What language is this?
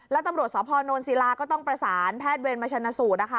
Thai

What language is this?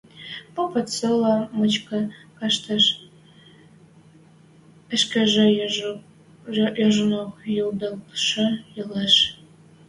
Western Mari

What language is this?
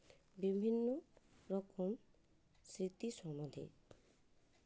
Santali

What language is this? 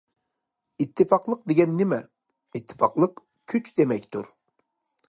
Uyghur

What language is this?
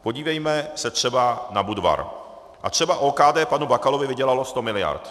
Czech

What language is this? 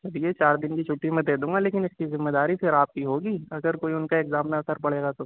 Urdu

